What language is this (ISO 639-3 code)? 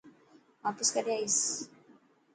mki